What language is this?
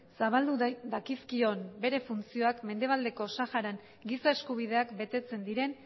Basque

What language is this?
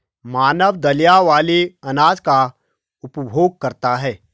Hindi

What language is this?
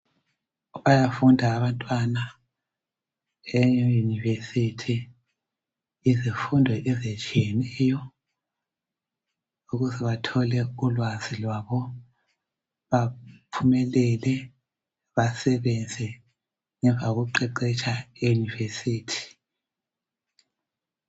North Ndebele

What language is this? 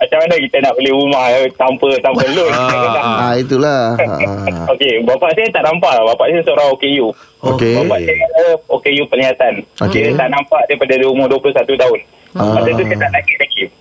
Malay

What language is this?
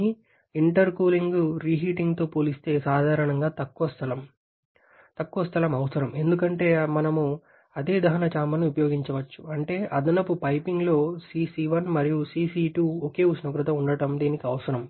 Telugu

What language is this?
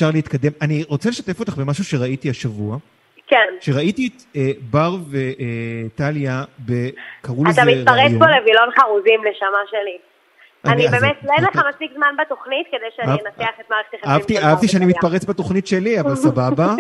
Hebrew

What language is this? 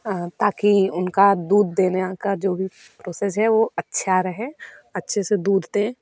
Hindi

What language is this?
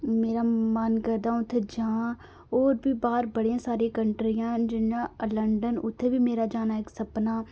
Dogri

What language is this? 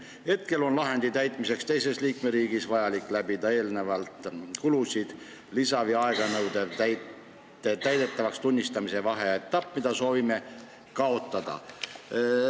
Estonian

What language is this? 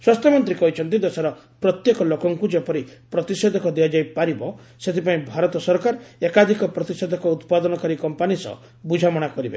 Odia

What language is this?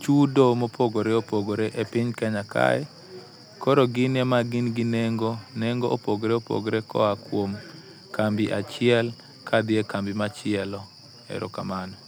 Luo (Kenya and Tanzania)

